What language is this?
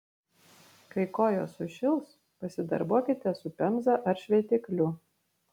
Lithuanian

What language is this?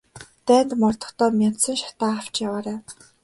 Mongolian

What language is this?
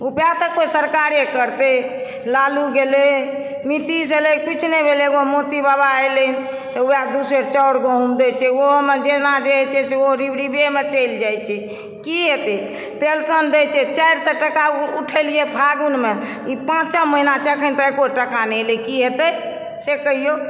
Maithili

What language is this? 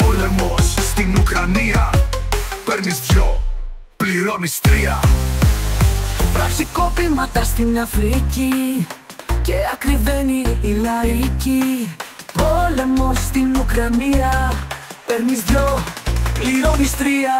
Greek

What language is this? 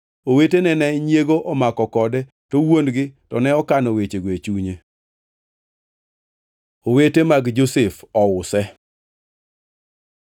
Luo (Kenya and Tanzania)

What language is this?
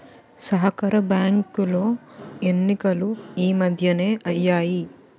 Telugu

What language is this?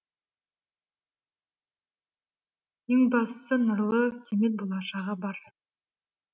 Kazakh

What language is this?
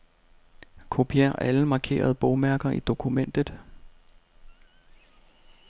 Danish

